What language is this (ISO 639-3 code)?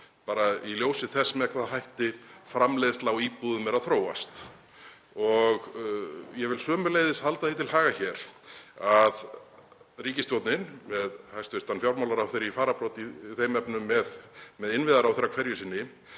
isl